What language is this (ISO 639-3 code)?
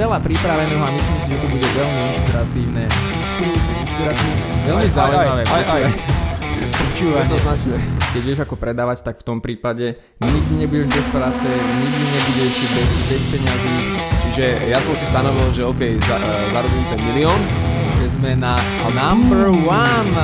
slk